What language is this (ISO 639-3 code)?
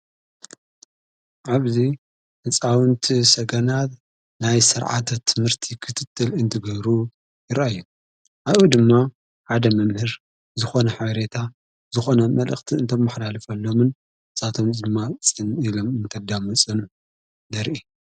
tir